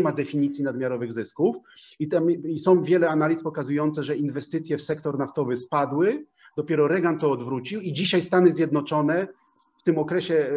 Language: Polish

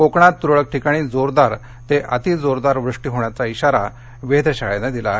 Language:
Marathi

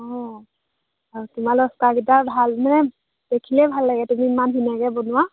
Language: Assamese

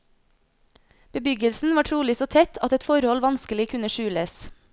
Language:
Norwegian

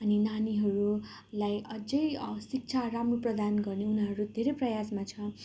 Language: Nepali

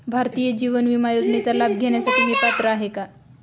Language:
Marathi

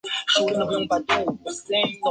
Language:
Chinese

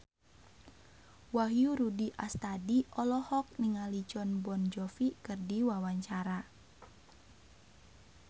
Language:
Sundanese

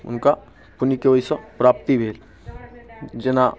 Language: Maithili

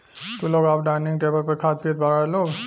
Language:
Bhojpuri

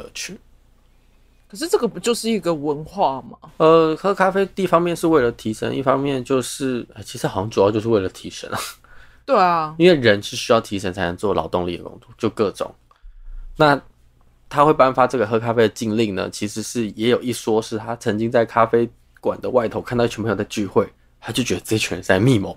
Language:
Chinese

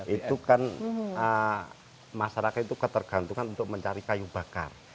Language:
Indonesian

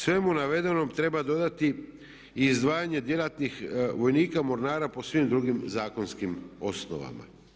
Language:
Croatian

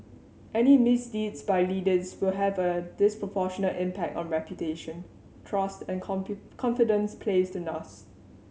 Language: English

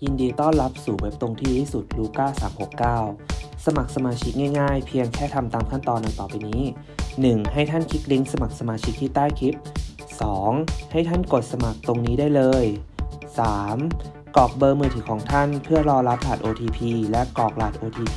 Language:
Thai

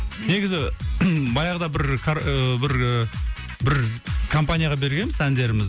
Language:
Kazakh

